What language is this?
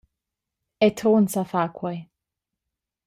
Romansh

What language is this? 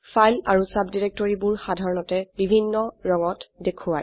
Assamese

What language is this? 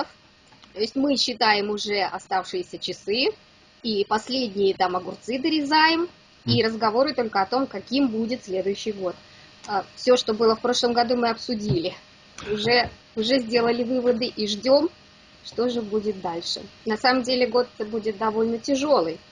Russian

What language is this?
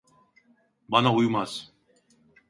Turkish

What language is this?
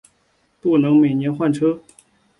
Chinese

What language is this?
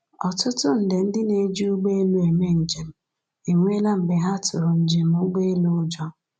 Igbo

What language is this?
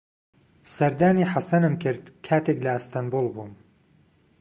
Central Kurdish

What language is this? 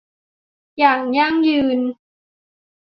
Thai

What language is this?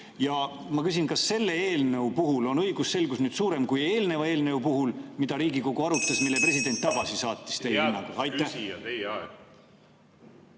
Estonian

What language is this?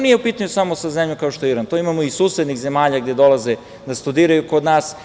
Serbian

